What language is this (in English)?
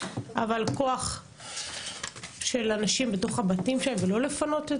Hebrew